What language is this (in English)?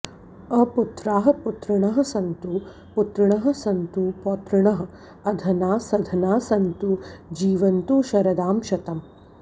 Sanskrit